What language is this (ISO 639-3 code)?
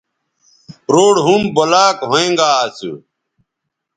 btv